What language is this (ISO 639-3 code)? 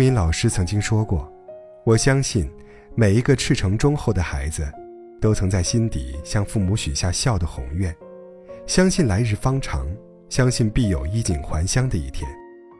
zho